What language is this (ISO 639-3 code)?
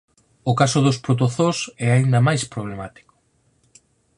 glg